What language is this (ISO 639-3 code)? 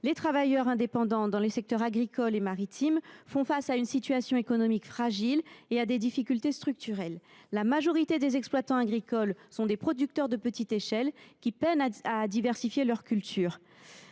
fra